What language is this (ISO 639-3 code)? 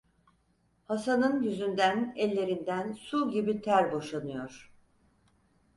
tur